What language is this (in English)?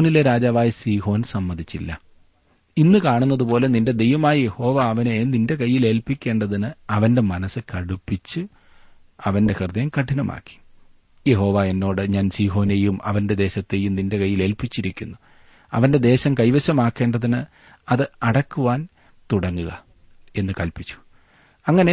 Malayalam